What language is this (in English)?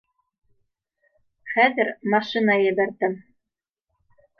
Bashkir